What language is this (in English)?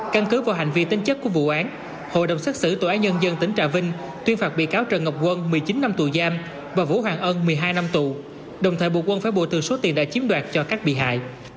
Vietnamese